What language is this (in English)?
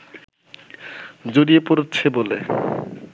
Bangla